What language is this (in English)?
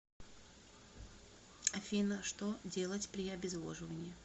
Russian